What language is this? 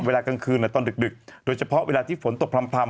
Thai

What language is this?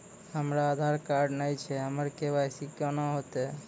Maithili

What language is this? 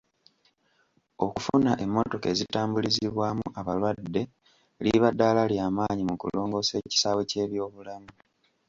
Ganda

